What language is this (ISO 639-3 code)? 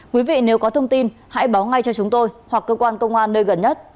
vie